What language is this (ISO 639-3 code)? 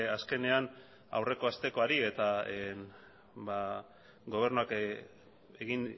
eus